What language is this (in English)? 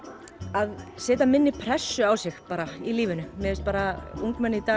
Icelandic